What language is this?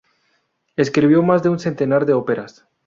Spanish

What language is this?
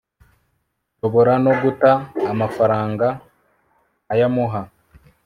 Kinyarwanda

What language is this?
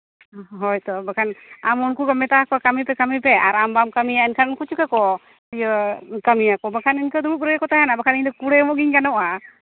Santali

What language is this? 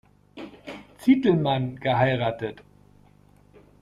German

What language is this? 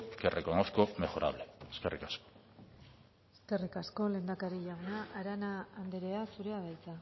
Basque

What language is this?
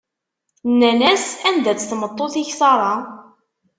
Kabyle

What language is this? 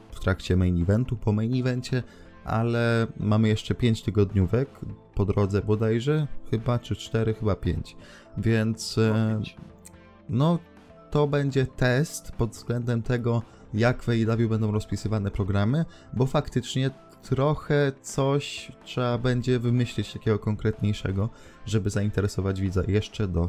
Polish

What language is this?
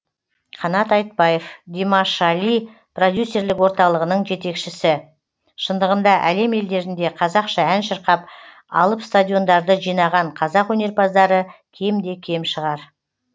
Kazakh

